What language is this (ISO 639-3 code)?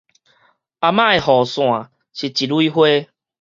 nan